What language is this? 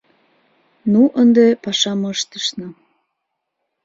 Mari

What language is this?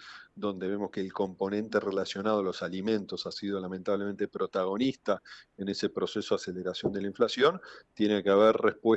Spanish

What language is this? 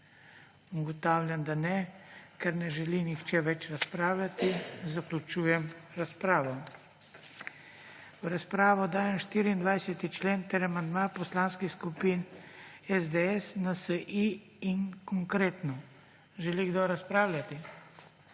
Slovenian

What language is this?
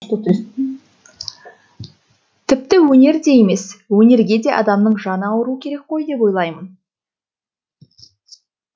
Kazakh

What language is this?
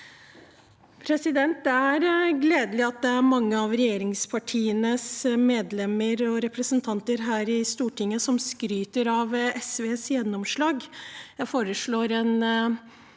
Norwegian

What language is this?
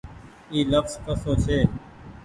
Goaria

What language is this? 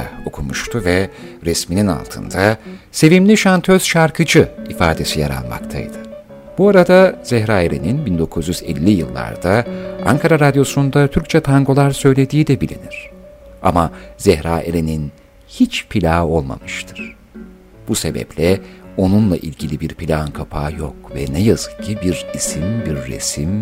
Turkish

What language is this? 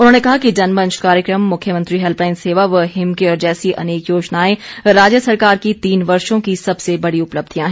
Hindi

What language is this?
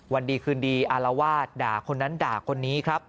Thai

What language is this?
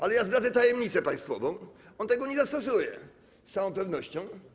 Polish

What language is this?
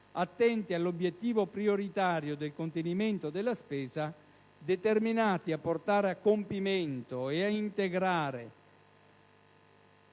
Italian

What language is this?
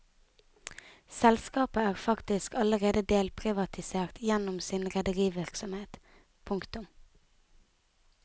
Norwegian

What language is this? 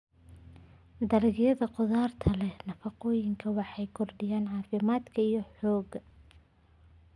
Somali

